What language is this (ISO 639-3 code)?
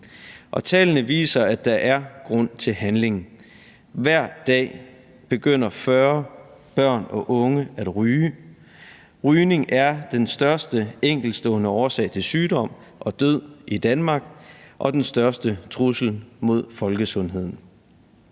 dan